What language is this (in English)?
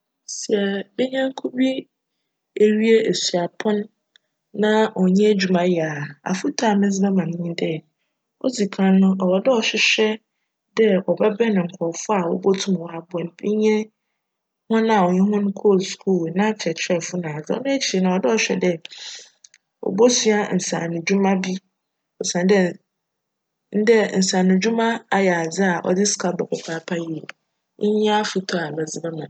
Akan